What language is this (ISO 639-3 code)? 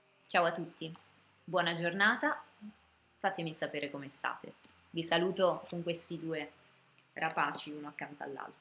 ita